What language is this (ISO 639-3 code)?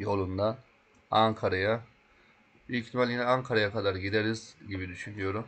tur